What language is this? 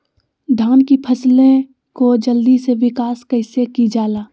Magahi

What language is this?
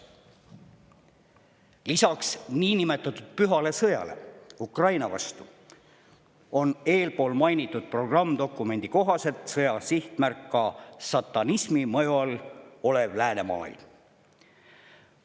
Estonian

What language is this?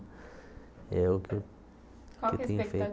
Portuguese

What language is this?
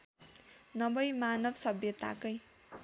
Nepali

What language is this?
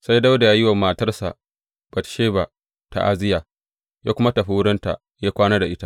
Hausa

